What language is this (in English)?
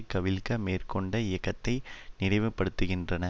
Tamil